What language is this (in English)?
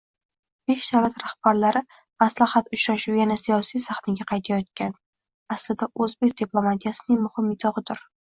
Uzbek